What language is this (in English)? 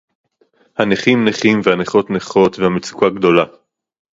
Hebrew